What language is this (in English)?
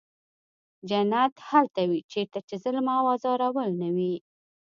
Pashto